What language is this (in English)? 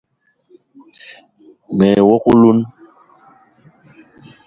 Eton (Cameroon)